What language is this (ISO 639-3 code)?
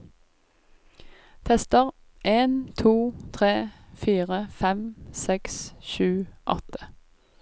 nor